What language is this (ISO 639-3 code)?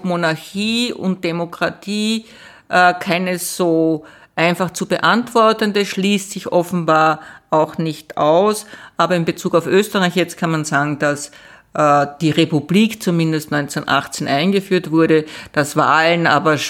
deu